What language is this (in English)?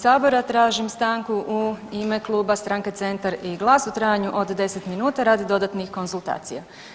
Croatian